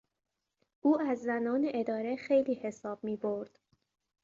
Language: Persian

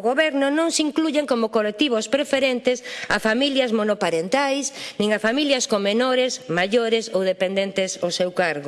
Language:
Spanish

